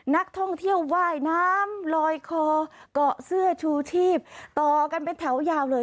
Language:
Thai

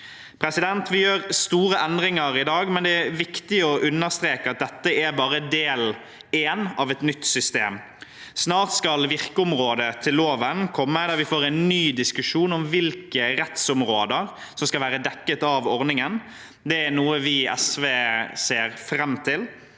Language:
Norwegian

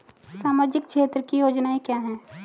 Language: Hindi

